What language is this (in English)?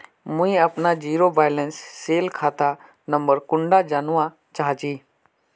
Magahi